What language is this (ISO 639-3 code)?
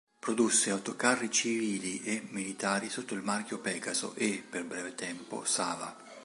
ita